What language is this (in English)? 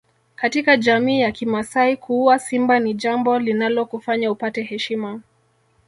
Swahili